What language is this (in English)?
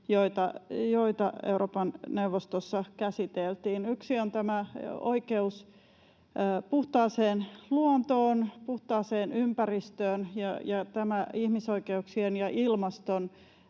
Finnish